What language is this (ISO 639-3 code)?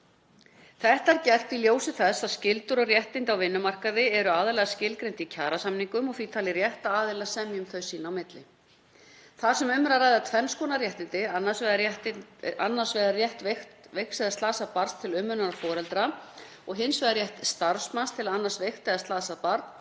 isl